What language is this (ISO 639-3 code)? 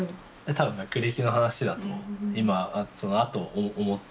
jpn